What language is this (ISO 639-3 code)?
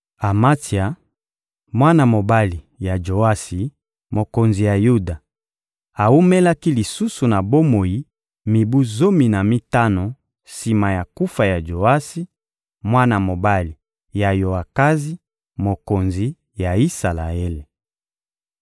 lin